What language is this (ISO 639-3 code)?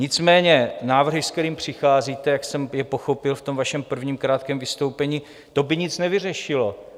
ces